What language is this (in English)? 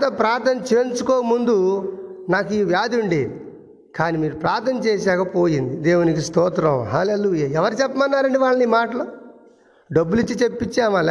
Telugu